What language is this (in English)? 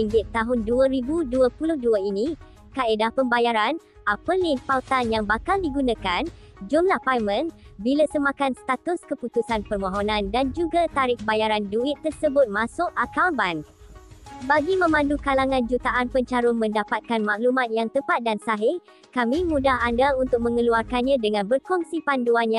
Malay